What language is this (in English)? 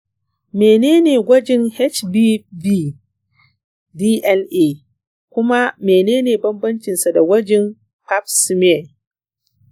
Hausa